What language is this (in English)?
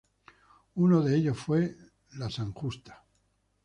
Spanish